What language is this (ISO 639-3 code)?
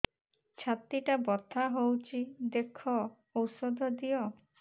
ori